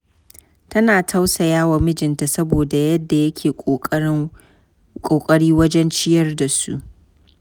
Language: Hausa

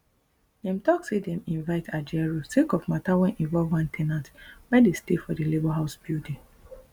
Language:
Nigerian Pidgin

